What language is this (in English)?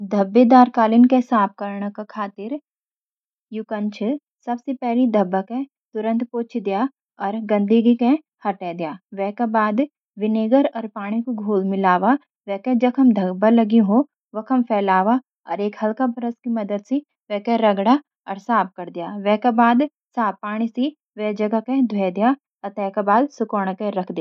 Garhwali